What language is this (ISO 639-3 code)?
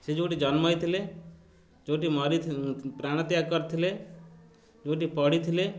ori